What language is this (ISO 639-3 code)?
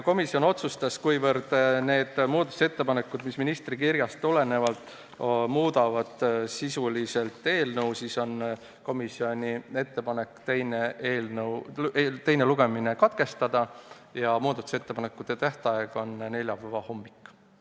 est